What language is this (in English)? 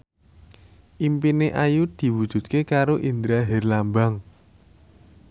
Javanese